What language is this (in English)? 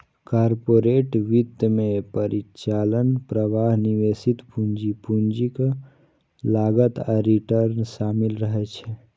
Maithili